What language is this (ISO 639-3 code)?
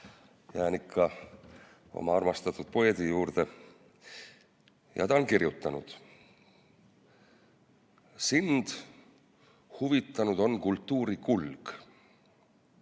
est